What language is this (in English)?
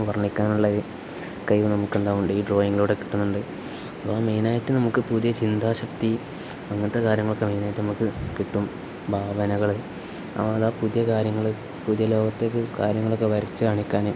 Malayalam